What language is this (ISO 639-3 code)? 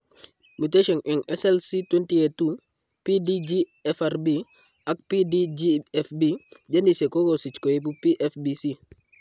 kln